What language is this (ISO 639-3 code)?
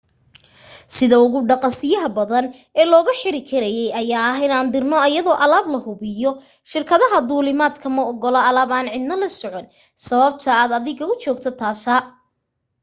som